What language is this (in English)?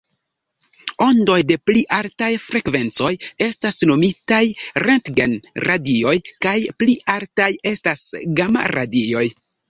Esperanto